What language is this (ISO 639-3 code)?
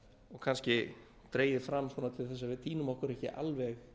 isl